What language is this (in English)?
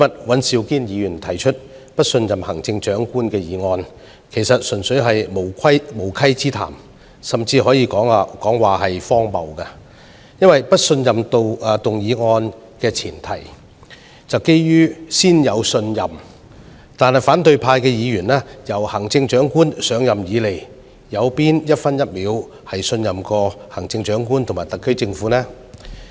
Cantonese